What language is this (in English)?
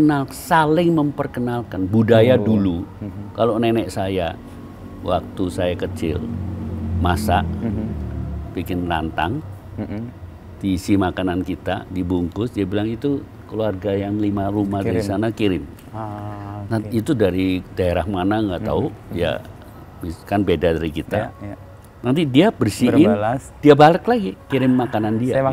Indonesian